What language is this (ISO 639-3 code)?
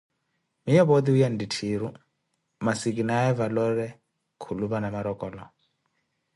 eko